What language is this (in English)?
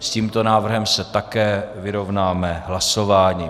Czech